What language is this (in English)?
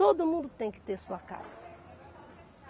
Portuguese